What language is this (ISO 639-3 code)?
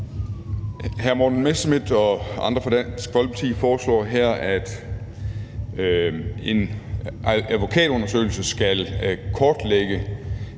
dan